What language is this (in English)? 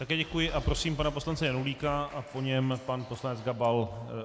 Czech